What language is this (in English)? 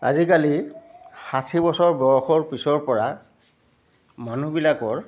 Assamese